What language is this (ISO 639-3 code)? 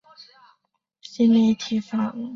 zho